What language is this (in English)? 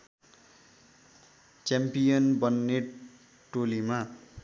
Nepali